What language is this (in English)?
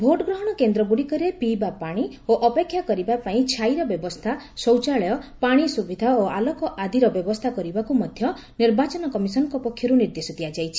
Odia